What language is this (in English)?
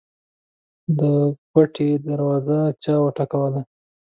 Pashto